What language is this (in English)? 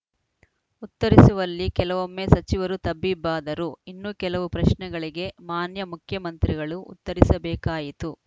Kannada